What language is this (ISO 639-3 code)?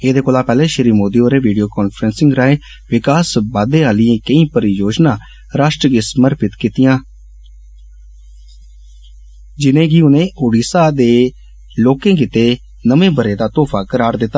doi